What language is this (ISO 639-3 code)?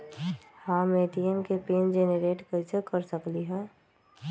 mag